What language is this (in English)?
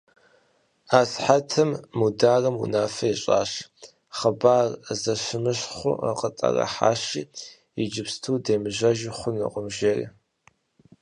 Kabardian